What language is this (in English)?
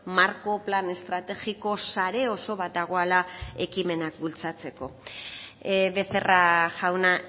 Basque